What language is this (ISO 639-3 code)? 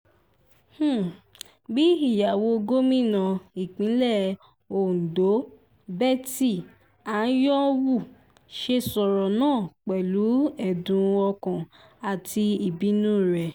yor